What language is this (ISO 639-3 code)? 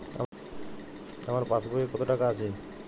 ben